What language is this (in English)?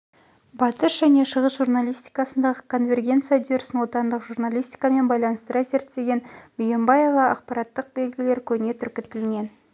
Kazakh